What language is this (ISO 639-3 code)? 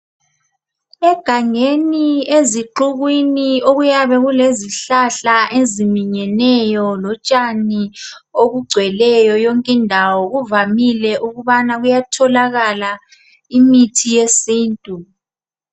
nde